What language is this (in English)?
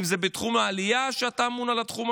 Hebrew